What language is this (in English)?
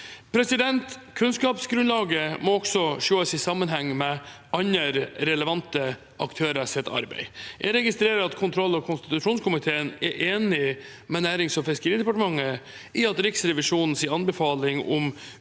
Norwegian